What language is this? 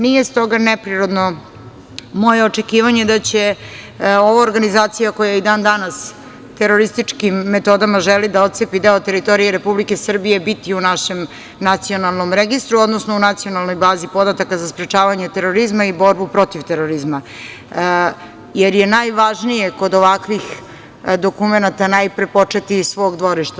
Serbian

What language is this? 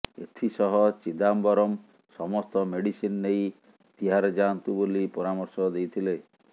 Odia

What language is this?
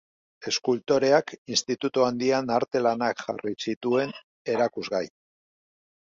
Basque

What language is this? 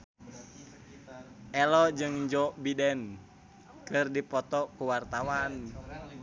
Sundanese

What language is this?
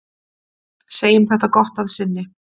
Icelandic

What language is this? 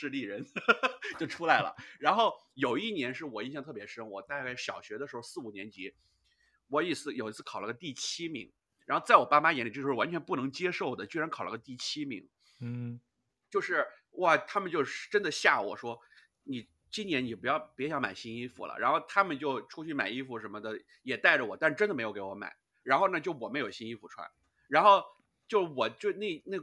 Chinese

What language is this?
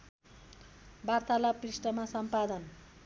Nepali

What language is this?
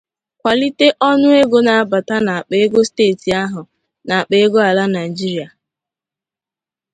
Igbo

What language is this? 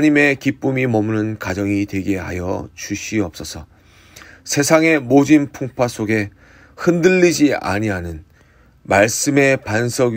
Korean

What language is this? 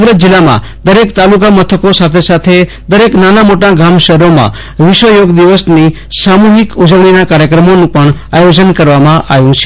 Gujarati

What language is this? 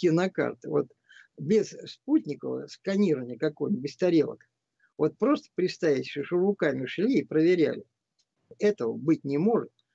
Russian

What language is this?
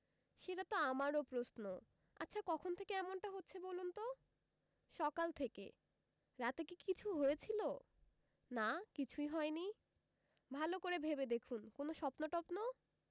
Bangla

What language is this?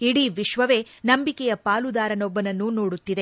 Kannada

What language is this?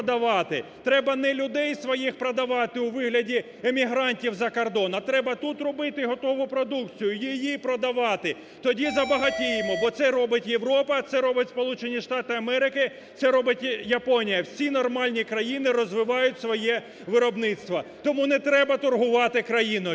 Ukrainian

